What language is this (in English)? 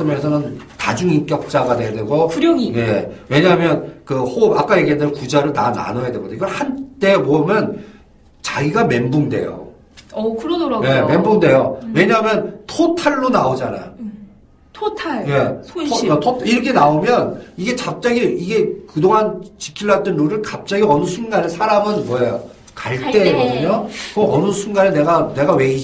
Korean